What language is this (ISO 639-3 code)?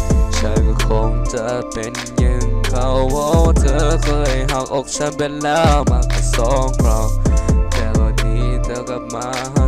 nld